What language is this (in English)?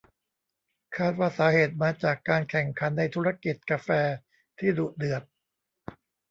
Thai